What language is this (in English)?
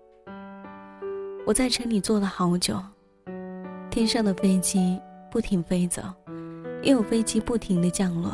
Chinese